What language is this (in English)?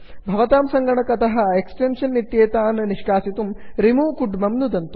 Sanskrit